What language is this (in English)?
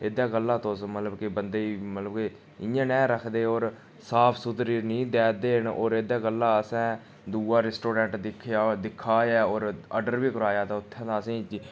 Dogri